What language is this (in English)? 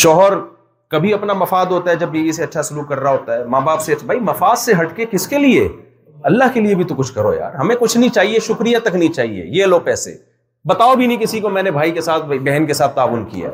Urdu